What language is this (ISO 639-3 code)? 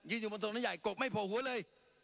tha